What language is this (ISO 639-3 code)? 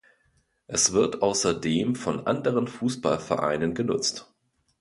deu